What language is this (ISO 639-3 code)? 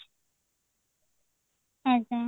ori